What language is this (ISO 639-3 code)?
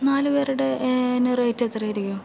mal